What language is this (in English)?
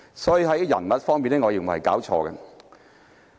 Cantonese